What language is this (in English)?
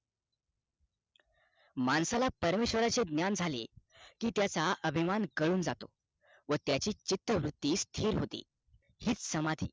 Marathi